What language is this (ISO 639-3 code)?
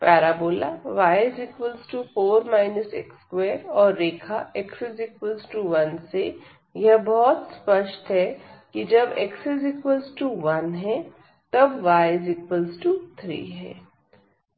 hin